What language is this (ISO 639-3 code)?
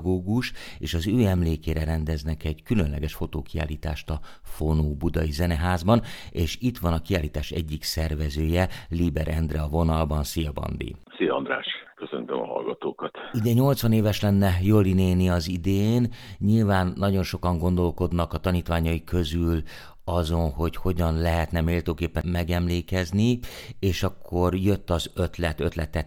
hun